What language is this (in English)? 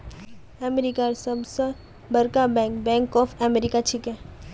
Magahi